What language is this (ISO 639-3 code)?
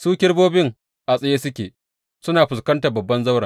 hau